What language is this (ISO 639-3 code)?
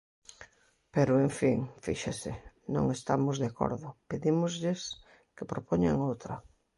glg